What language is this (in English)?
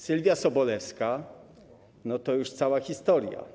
Polish